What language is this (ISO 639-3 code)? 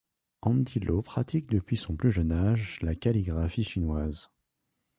fra